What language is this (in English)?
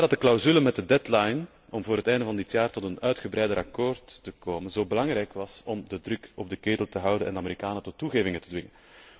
Dutch